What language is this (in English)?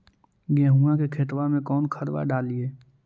Magahi